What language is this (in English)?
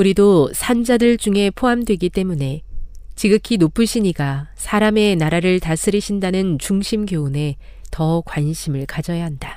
Korean